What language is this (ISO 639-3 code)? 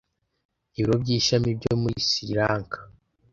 kin